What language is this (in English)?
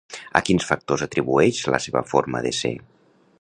Catalan